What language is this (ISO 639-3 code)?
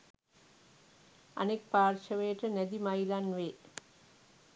sin